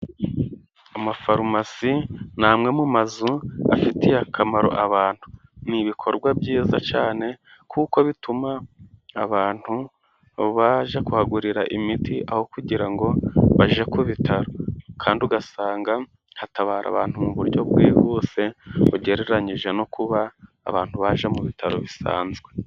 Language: Kinyarwanda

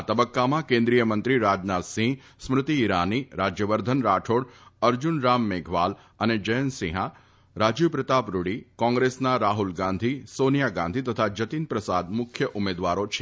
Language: Gujarati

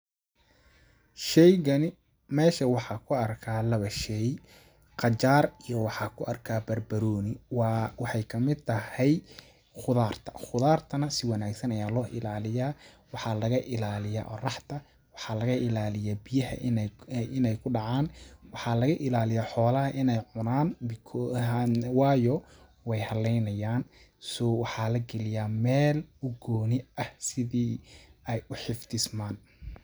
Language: Somali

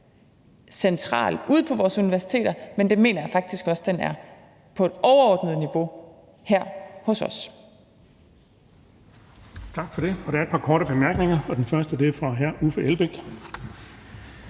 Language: Danish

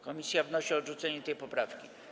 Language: Polish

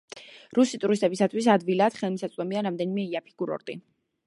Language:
Georgian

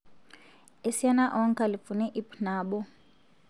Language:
Masai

